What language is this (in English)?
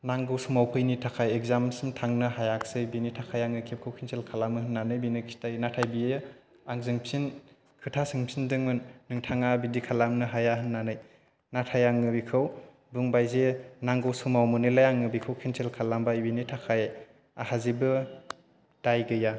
Bodo